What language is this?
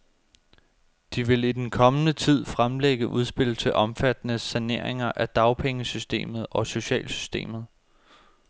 Danish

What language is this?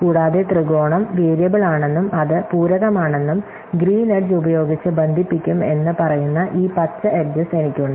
Malayalam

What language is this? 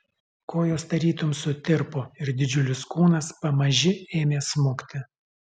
Lithuanian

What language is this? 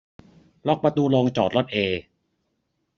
Thai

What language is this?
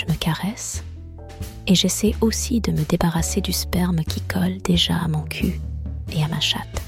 French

